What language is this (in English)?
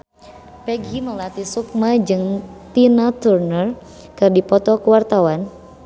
Sundanese